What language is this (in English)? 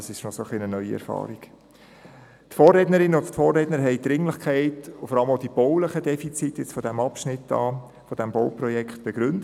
Swiss German